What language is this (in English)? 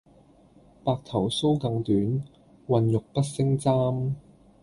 Cantonese